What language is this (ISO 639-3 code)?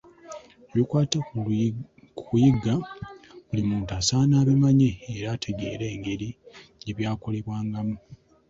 lug